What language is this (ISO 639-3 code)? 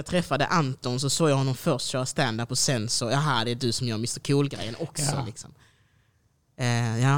swe